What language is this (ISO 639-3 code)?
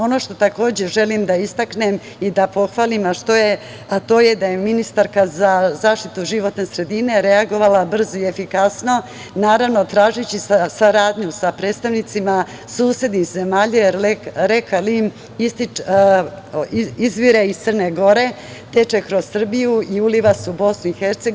srp